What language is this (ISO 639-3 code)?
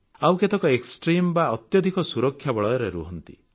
ori